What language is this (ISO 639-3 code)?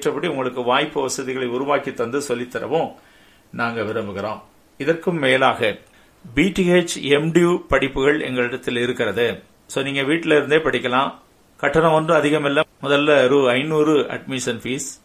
tam